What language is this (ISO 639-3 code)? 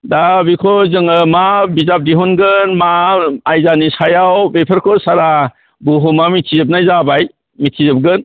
brx